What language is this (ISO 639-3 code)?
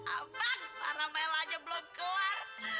ind